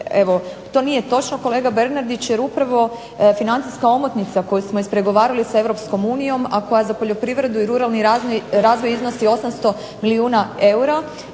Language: Croatian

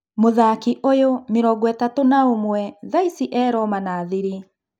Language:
Kikuyu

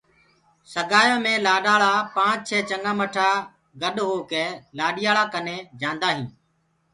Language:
Gurgula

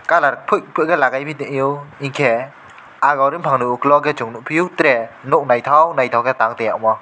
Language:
Kok Borok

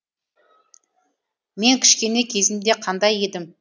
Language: Kazakh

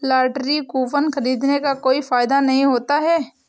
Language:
Hindi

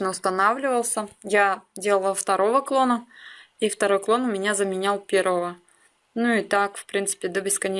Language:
Russian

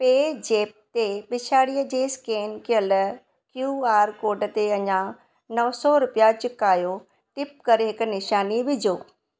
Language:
Sindhi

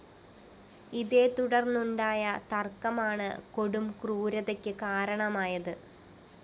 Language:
Malayalam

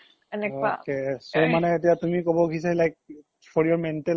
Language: Assamese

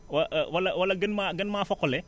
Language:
Wolof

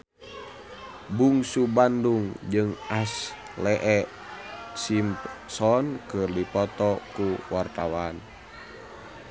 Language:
Sundanese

